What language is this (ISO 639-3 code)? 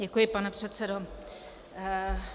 ces